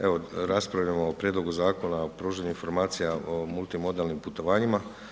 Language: Croatian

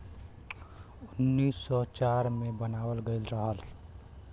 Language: Bhojpuri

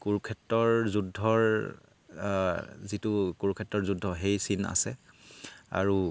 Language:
Assamese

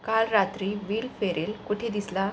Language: Marathi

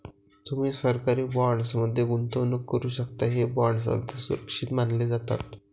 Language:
Marathi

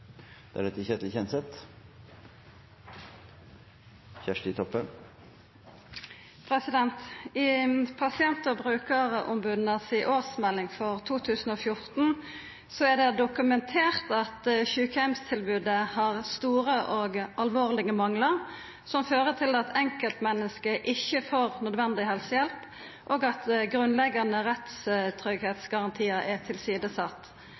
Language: Norwegian Nynorsk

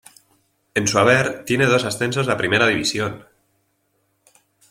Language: Spanish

